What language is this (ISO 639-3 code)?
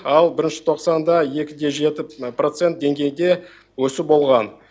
kaz